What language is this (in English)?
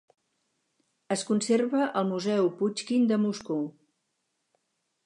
Catalan